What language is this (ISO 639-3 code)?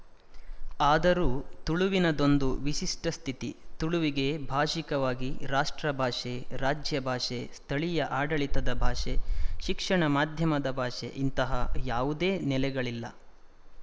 kan